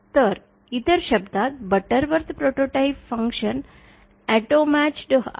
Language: Marathi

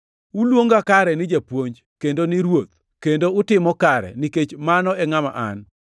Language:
Luo (Kenya and Tanzania)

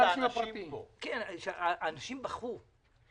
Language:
Hebrew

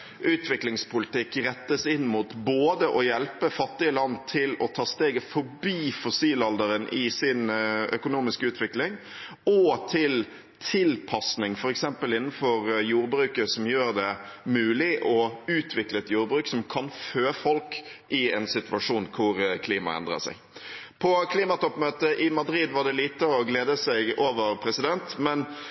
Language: Norwegian Bokmål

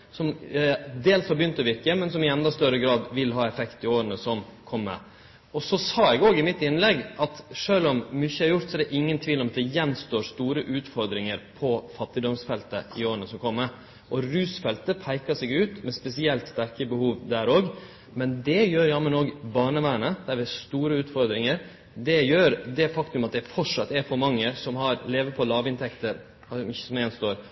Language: Norwegian Nynorsk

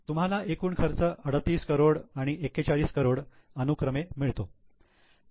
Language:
Marathi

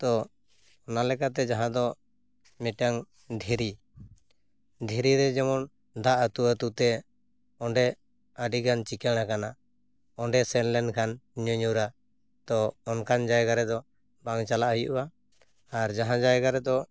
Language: Santali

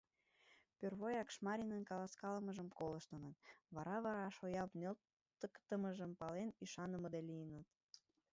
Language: Mari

